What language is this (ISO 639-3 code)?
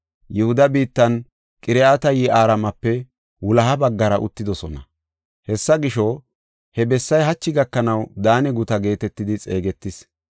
gof